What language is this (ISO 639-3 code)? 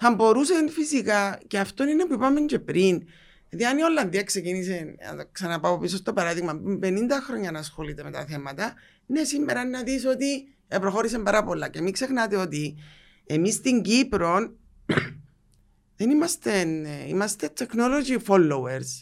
ell